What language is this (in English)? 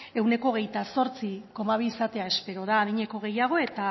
Basque